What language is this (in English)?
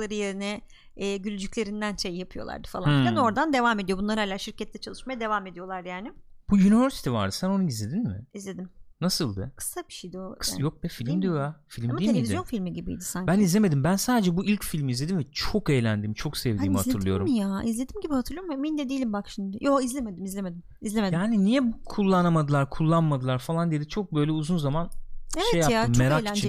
Turkish